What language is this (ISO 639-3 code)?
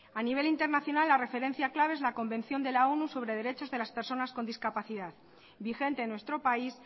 spa